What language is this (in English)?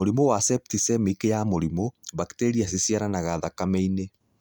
Kikuyu